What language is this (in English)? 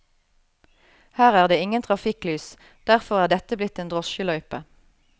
Norwegian